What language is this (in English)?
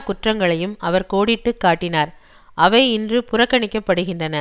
Tamil